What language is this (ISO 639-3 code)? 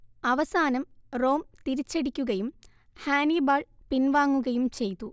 mal